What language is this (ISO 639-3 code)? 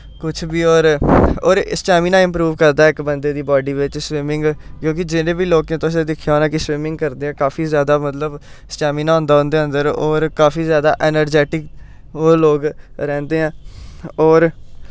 doi